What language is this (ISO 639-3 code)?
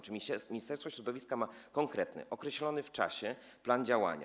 pol